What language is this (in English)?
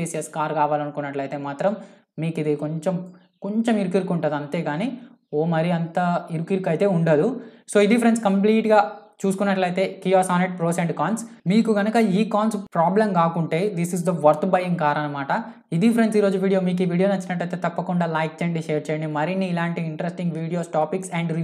Hindi